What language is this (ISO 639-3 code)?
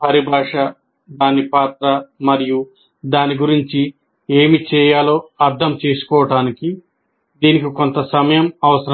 tel